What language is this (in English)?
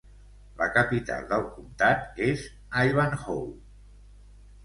Catalan